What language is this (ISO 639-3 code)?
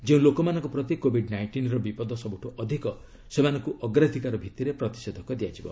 ori